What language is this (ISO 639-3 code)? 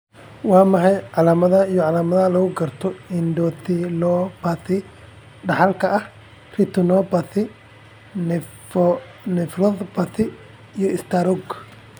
som